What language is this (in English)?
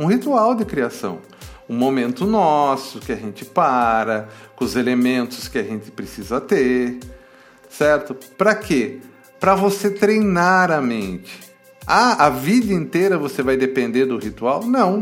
Portuguese